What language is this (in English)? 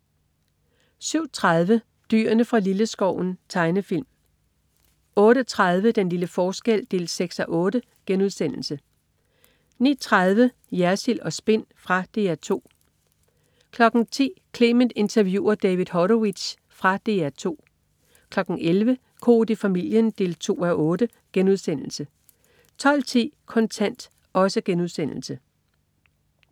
Danish